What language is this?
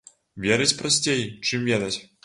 Belarusian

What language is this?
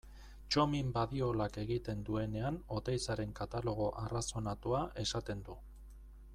Basque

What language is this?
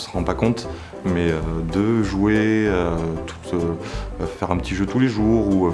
French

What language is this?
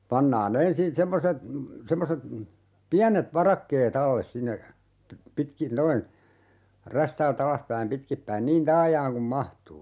Finnish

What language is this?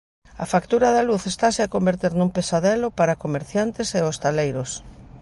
Galician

